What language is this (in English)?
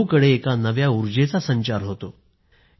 Marathi